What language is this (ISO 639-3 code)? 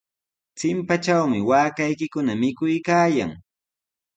qws